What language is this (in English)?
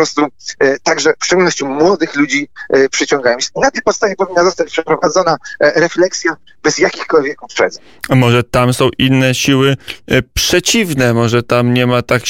Polish